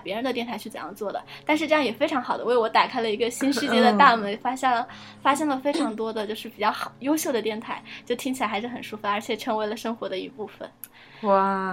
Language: Chinese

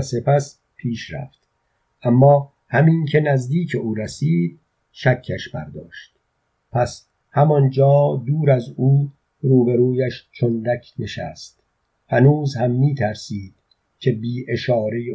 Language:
Persian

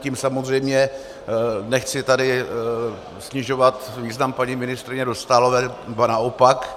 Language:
Czech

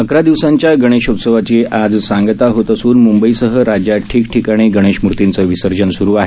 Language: Marathi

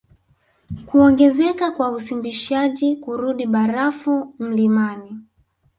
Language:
Swahili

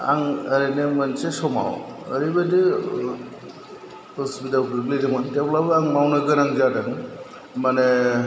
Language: Bodo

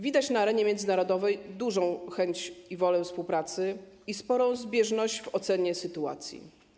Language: Polish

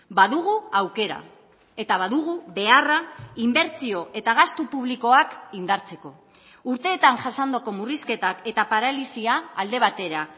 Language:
Basque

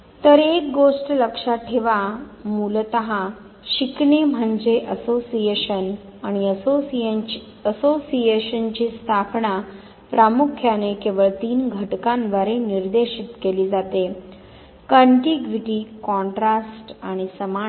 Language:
Marathi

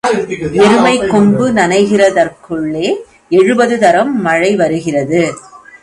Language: Tamil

